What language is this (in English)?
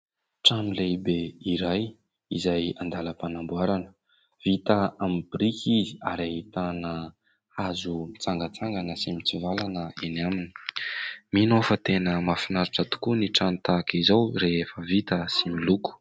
Malagasy